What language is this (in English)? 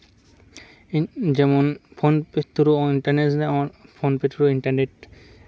Santali